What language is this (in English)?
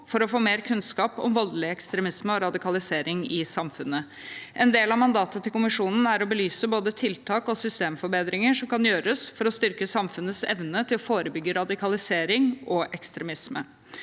Norwegian